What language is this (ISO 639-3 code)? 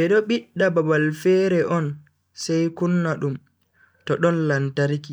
fui